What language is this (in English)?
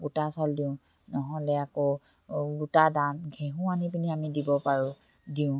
Assamese